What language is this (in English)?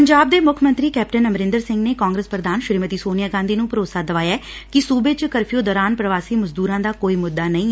Punjabi